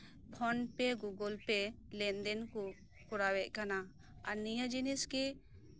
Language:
Santali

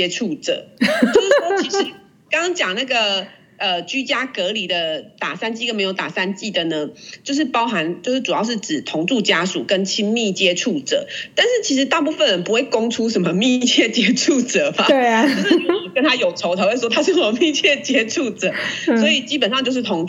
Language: Chinese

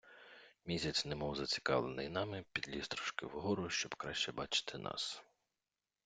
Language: Ukrainian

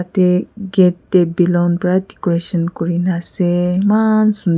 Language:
Naga Pidgin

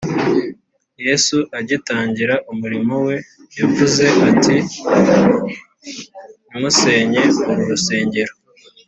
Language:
Kinyarwanda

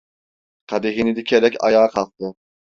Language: Turkish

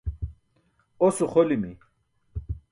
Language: Burushaski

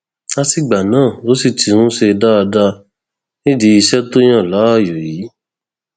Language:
Yoruba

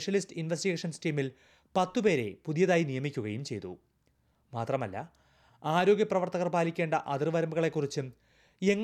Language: Malayalam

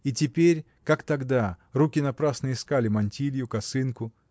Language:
Russian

